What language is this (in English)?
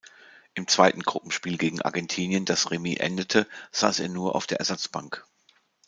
German